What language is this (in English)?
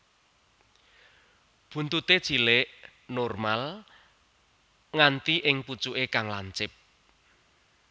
Javanese